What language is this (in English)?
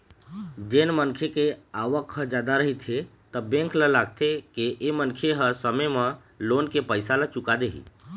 Chhattisgarhi